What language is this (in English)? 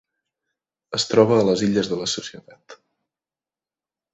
Catalan